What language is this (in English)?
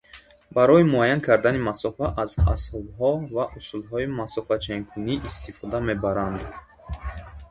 Tajik